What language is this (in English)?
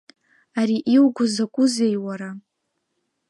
Abkhazian